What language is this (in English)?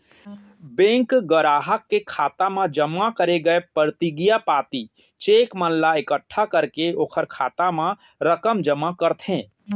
Chhattisgarhi